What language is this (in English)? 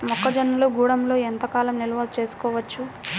Telugu